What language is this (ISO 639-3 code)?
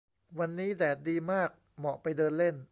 tha